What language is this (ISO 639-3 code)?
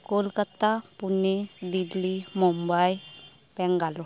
sat